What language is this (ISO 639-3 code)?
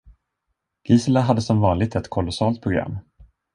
swe